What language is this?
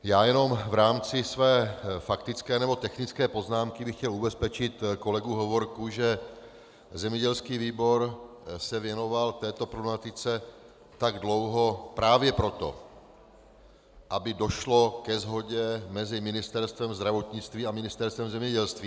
Czech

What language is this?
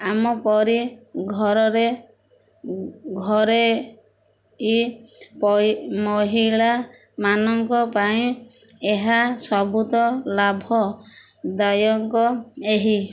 Odia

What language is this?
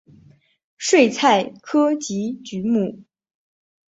Chinese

